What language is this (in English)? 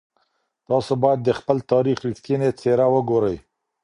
Pashto